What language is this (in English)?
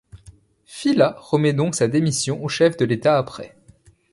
French